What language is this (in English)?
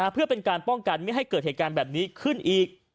Thai